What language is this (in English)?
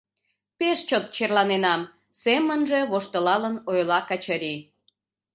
Mari